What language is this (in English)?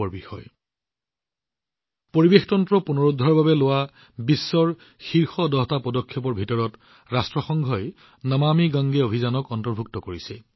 Assamese